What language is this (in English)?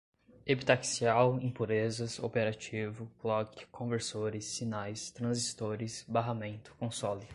Portuguese